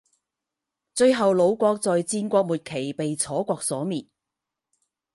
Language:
Chinese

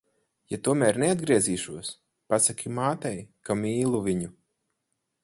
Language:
Latvian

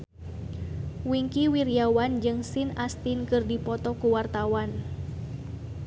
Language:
Sundanese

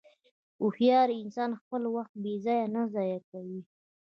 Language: Pashto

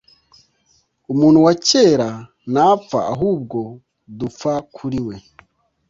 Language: Kinyarwanda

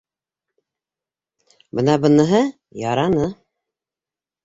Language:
Bashkir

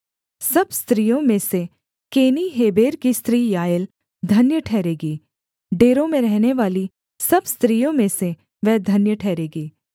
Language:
Hindi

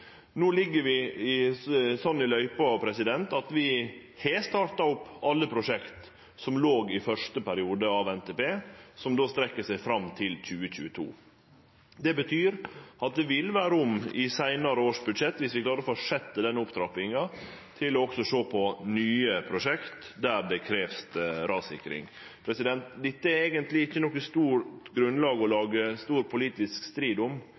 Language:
Norwegian Nynorsk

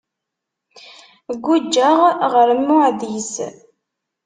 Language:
Kabyle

